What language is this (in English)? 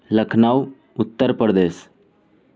Urdu